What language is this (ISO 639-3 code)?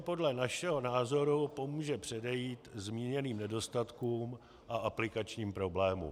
ces